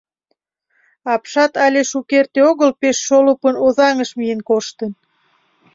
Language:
Mari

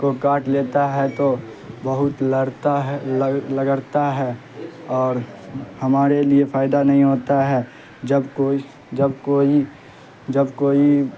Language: Urdu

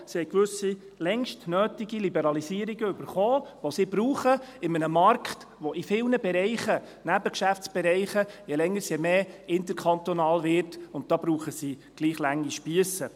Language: Swiss German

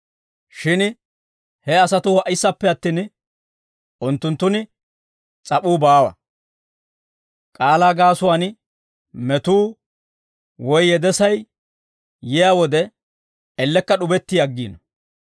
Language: Dawro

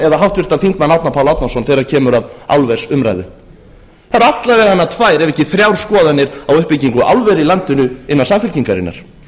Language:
Icelandic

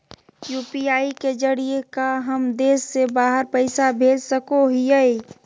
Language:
Magahi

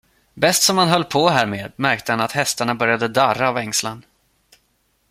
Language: Swedish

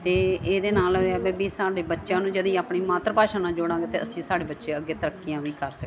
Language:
Punjabi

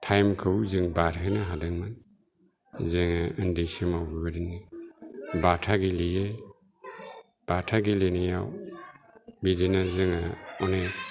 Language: Bodo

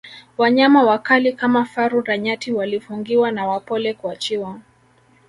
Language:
Swahili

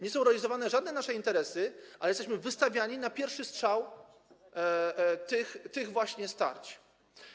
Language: Polish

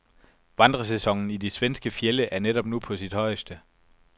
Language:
Danish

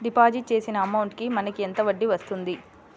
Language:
Telugu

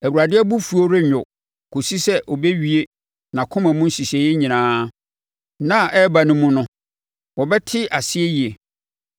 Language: Akan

